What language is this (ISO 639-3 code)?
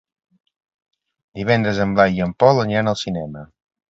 cat